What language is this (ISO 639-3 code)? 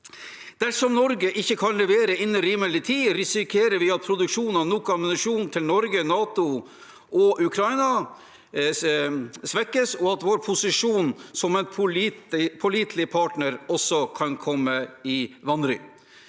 nor